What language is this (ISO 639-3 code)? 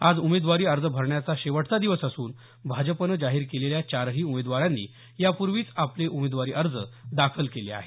mar